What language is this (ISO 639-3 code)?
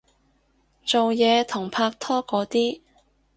yue